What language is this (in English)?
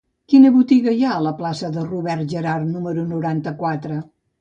Catalan